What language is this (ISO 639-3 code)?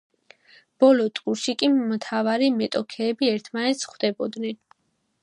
kat